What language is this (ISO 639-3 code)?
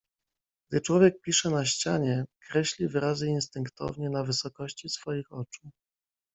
pol